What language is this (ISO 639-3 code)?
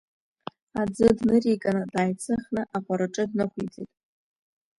abk